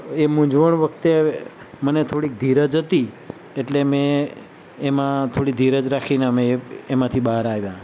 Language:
Gujarati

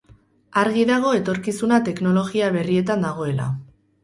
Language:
Basque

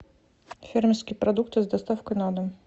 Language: Russian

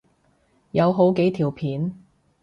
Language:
Cantonese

